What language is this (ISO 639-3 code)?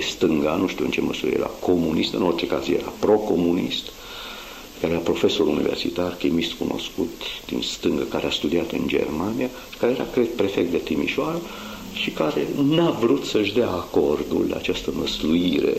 ron